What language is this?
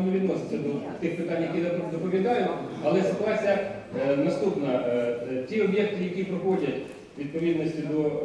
Ukrainian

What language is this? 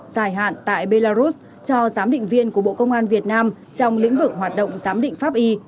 Vietnamese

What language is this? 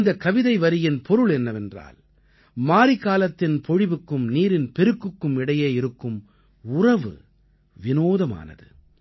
Tamil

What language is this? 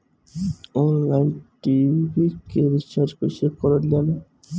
Bhojpuri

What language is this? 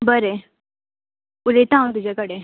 Konkani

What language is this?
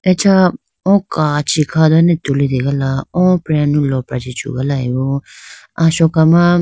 Idu-Mishmi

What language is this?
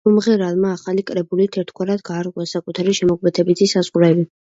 Georgian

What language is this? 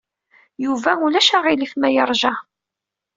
Kabyle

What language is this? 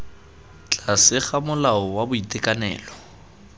Tswana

